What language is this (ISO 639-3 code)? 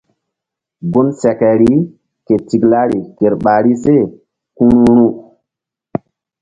mdd